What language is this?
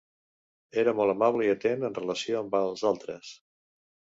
Catalan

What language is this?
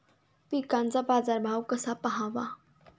Marathi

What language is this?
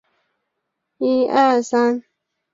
Chinese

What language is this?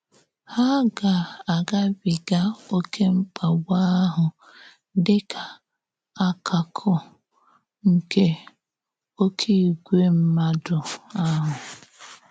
Igbo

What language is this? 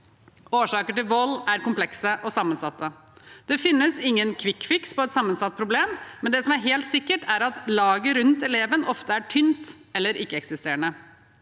Norwegian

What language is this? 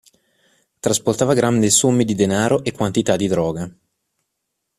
Italian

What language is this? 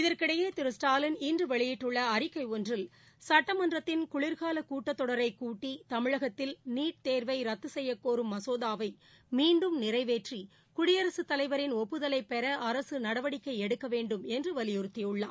Tamil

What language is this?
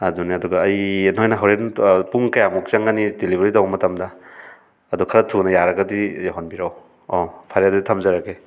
Manipuri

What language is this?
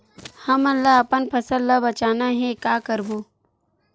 Chhattisgarhi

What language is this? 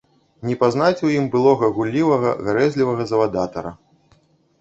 Belarusian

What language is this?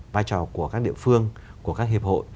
Vietnamese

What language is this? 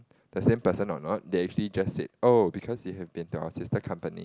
English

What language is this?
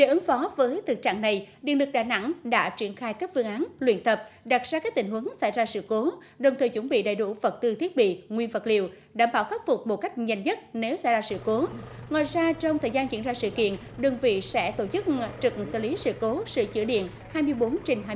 Vietnamese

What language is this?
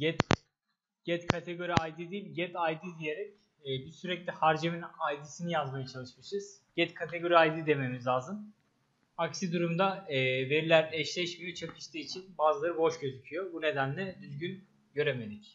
Turkish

